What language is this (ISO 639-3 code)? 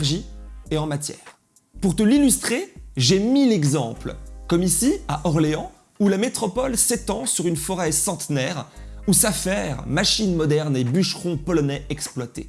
fra